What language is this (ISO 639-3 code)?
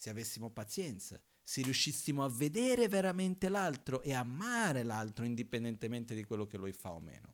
ita